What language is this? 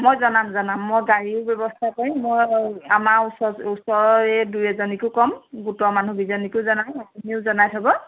Assamese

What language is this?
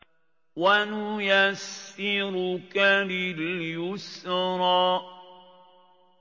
Arabic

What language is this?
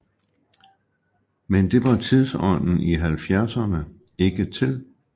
Danish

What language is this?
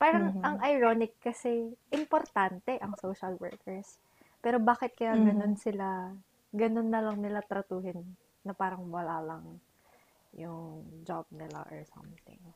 Filipino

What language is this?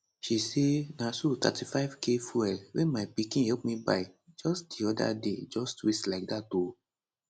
Nigerian Pidgin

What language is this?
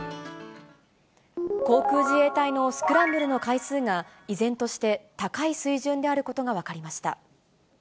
Japanese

